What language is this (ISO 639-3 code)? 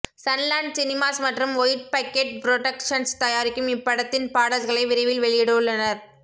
tam